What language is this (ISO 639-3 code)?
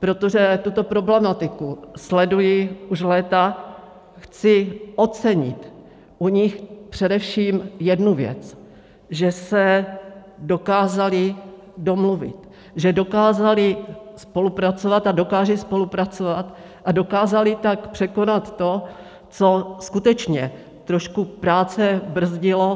ces